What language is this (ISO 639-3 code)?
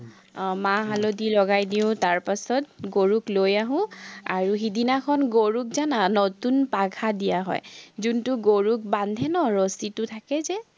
asm